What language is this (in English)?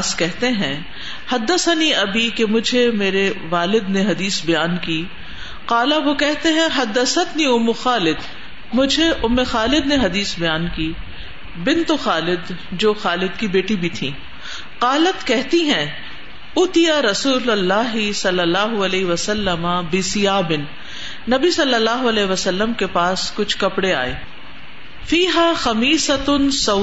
Urdu